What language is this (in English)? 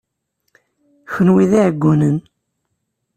Kabyle